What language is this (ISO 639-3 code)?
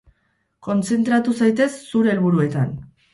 eus